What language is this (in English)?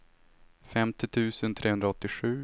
Swedish